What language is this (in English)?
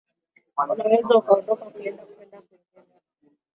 Swahili